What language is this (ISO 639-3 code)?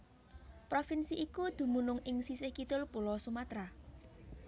jav